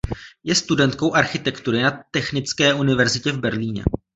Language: Czech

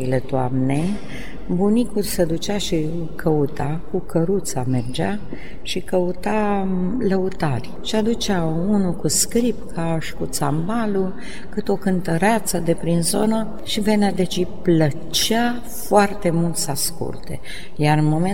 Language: Romanian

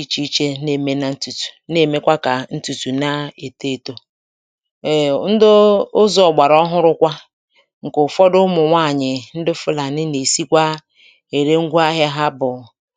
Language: Igbo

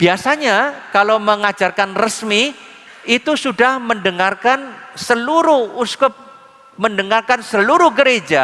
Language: Indonesian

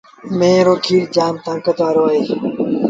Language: Sindhi Bhil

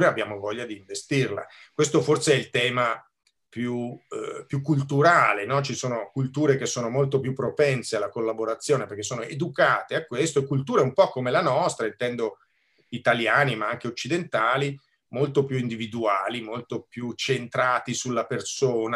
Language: Italian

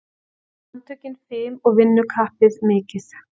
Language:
Icelandic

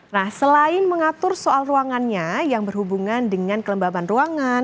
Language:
Indonesian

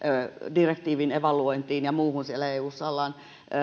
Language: Finnish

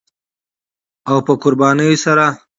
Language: Pashto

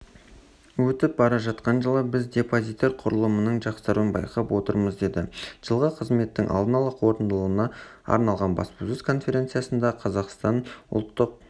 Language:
Kazakh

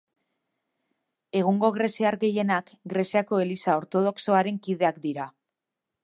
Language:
Basque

